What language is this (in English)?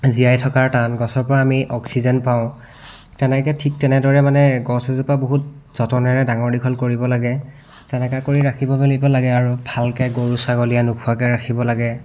Assamese